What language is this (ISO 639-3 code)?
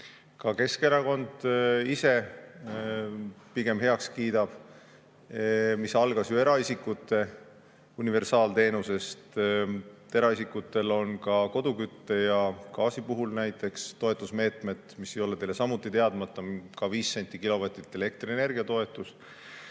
est